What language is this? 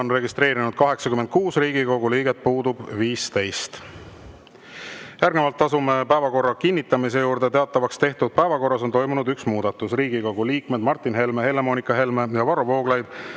Estonian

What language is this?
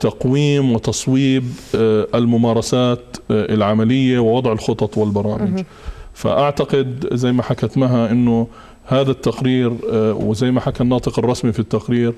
Arabic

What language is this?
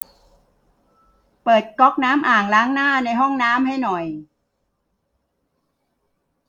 Thai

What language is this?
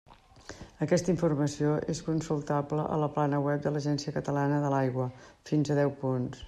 Catalan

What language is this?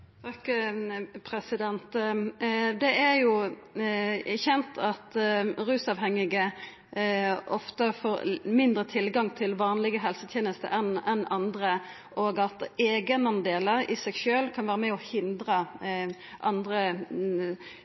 Norwegian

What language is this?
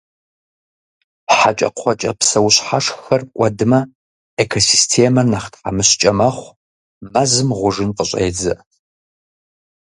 Kabardian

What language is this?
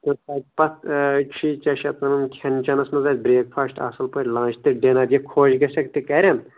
Kashmiri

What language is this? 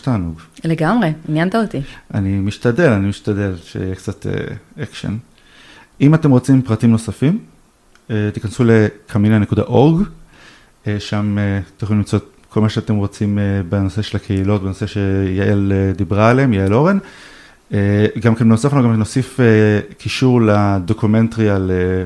Hebrew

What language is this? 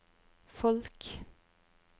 Norwegian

